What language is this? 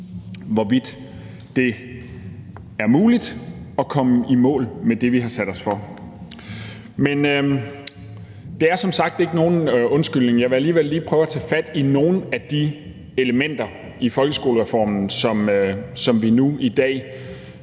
Danish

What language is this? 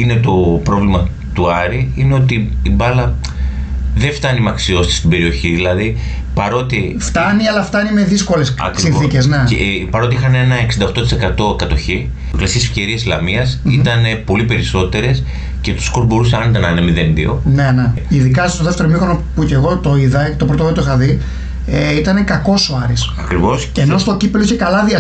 Greek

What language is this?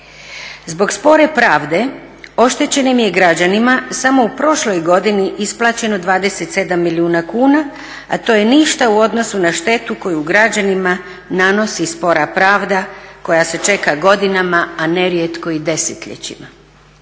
Croatian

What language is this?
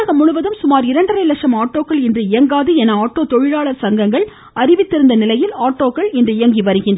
Tamil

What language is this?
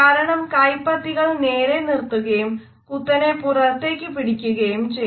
Malayalam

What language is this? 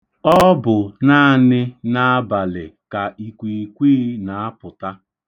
Igbo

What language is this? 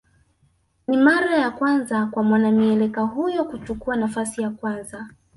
Swahili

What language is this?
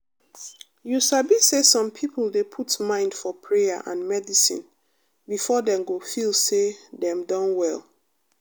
Nigerian Pidgin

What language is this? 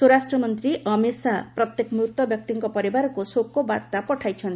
Odia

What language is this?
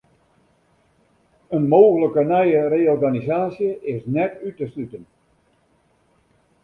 Western Frisian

